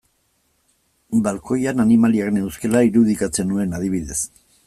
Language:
Basque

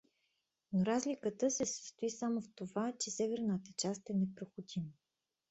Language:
Bulgarian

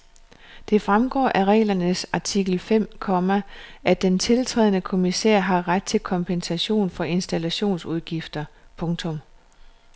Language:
Danish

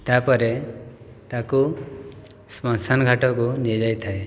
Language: Odia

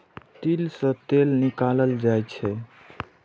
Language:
Maithili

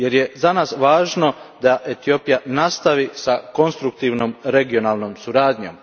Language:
Croatian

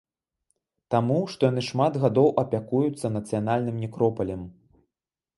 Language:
Belarusian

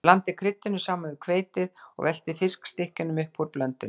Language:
Icelandic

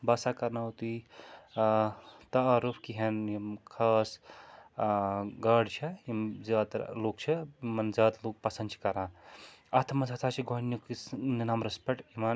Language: Kashmiri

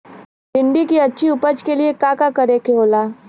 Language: Bhojpuri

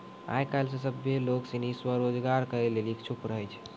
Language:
Maithili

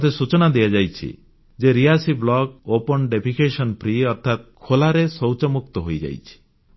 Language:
Odia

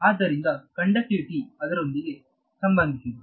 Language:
Kannada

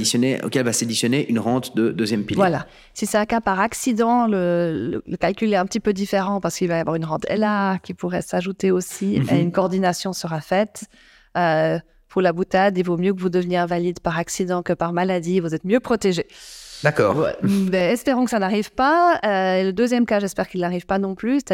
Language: French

